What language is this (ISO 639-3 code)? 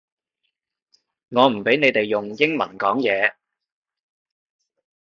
yue